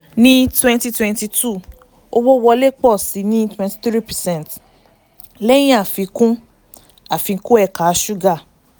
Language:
Yoruba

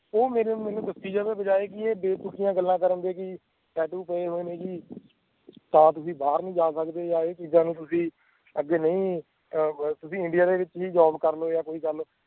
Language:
Punjabi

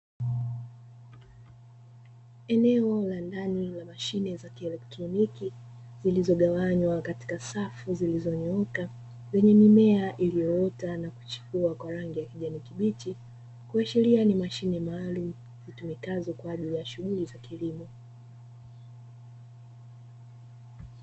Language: Swahili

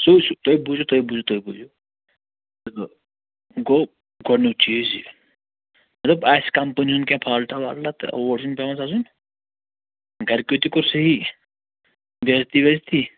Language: Kashmiri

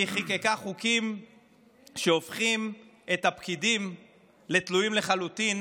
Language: Hebrew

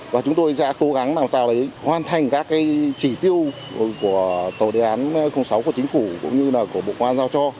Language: Vietnamese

